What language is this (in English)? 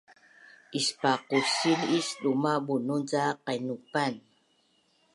Bunun